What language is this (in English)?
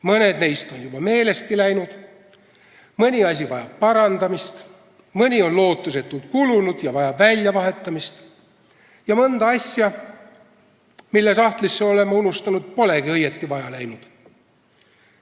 Estonian